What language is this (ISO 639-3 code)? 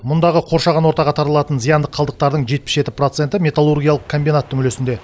kaz